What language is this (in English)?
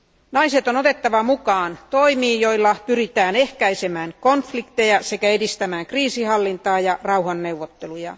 Finnish